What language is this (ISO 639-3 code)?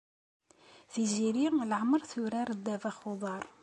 kab